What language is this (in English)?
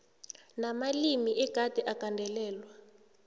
South Ndebele